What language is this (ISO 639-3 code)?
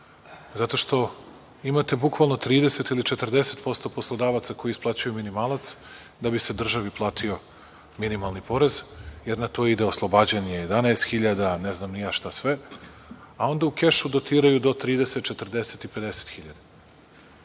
srp